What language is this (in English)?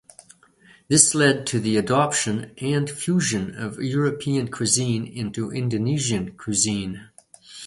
English